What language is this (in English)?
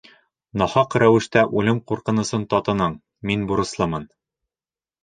Bashkir